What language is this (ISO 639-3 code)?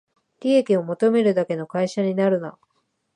jpn